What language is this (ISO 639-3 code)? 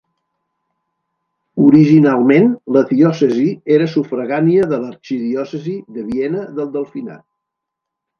cat